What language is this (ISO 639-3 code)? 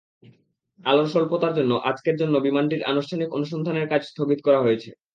ben